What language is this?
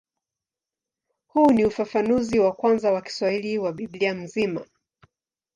Swahili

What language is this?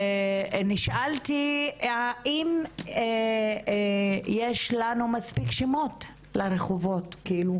Hebrew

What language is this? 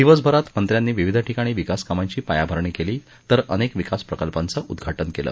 Marathi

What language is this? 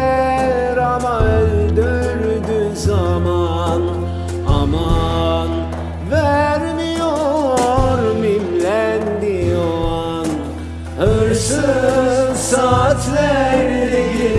Turkish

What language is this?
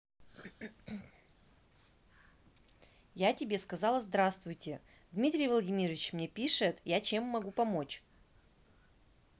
Russian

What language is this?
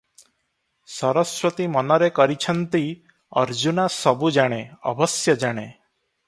Odia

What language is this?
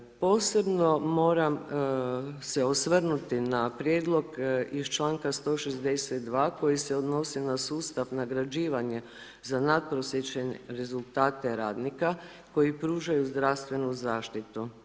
Croatian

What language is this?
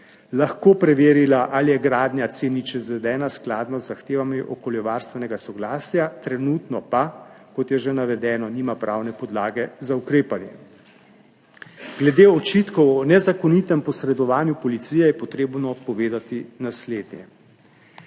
Slovenian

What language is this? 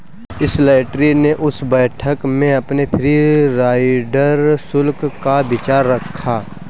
Hindi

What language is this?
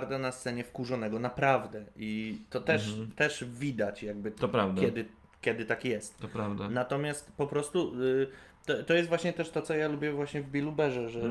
Polish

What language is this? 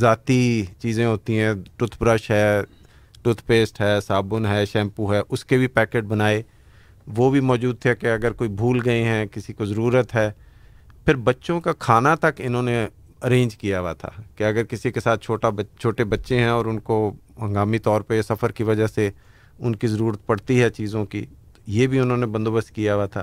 Urdu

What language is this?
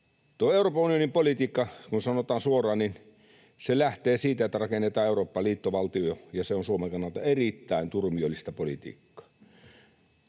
Finnish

